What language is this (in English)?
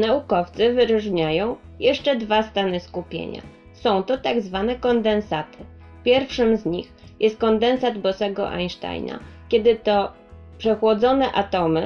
Polish